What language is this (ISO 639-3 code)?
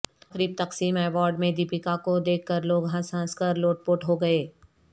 urd